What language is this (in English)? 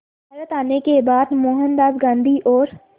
Hindi